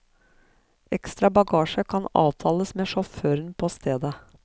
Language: Norwegian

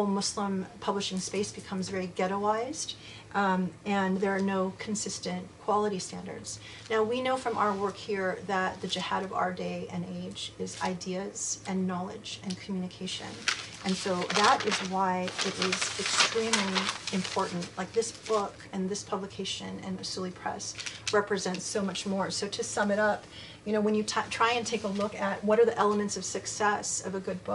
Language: English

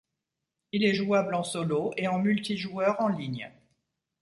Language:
French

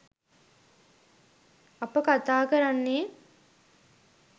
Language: Sinhala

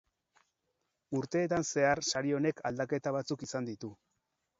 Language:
Basque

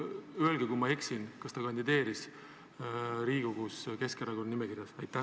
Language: Estonian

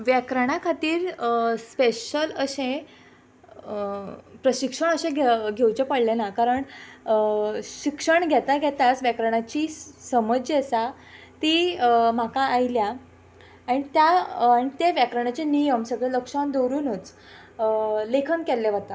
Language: Konkani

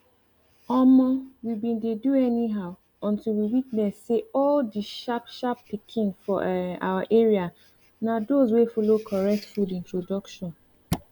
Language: Nigerian Pidgin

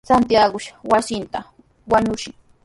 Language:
Sihuas Ancash Quechua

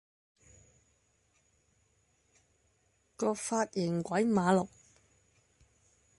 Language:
Cantonese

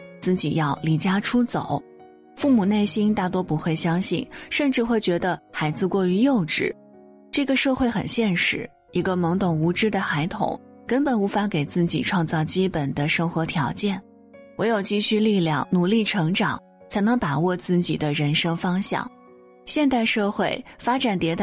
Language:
Chinese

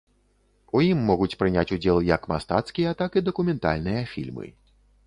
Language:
Belarusian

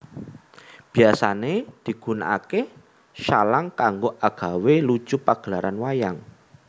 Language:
Javanese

